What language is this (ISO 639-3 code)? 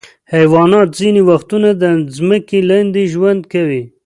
pus